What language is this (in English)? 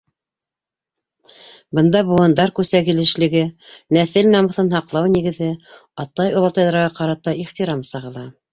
Bashkir